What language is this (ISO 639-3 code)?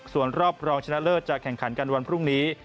tha